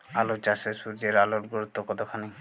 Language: Bangla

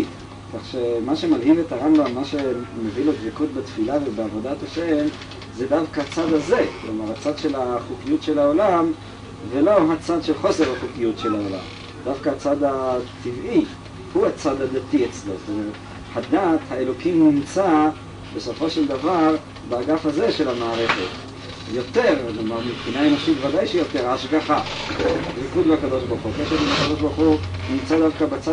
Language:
Hebrew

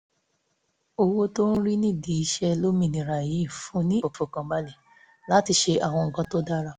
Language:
Yoruba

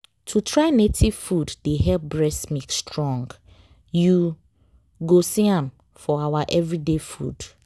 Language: Nigerian Pidgin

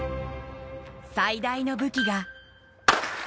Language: Japanese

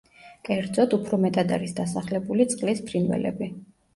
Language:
Georgian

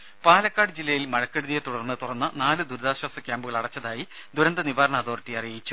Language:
Malayalam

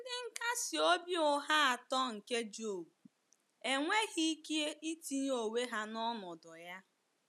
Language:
Igbo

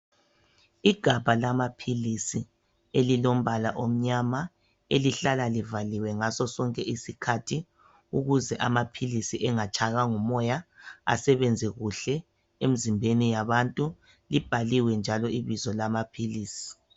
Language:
North Ndebele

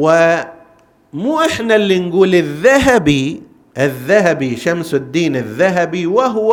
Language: Arabic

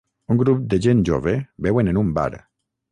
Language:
Catalan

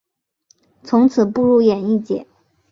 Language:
Chinese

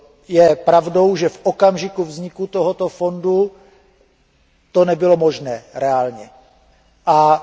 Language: Czech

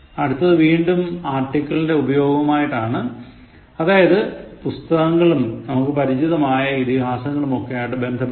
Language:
Malayalam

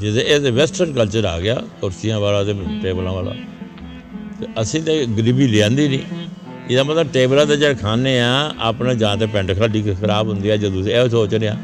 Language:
Punjabi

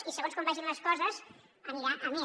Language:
Catalan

